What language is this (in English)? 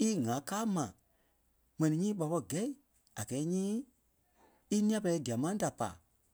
Kpelle